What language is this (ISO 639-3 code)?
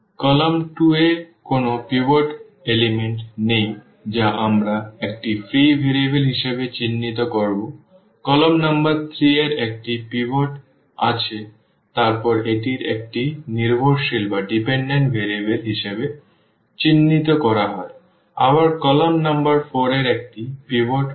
ben